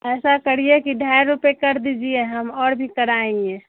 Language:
Urdu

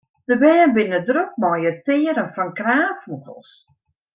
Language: Western Frisian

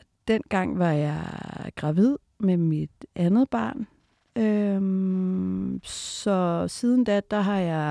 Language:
Danish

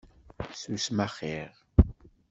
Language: Kabyle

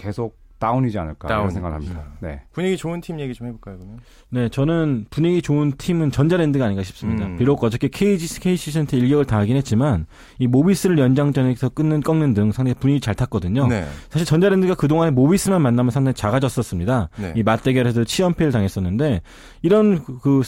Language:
Korean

